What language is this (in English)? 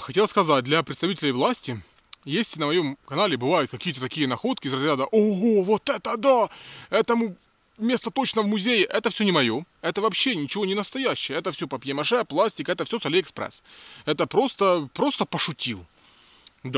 Russian